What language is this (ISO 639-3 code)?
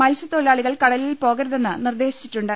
mal